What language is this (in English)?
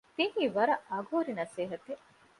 Divehi